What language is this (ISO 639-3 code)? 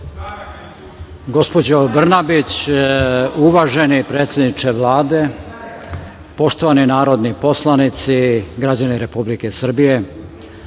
srp